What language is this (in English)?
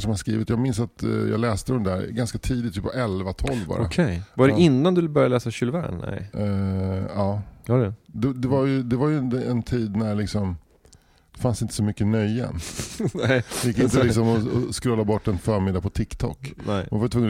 Swedish